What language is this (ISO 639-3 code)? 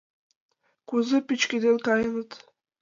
chm